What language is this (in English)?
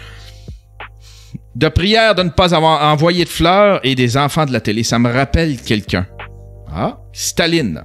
French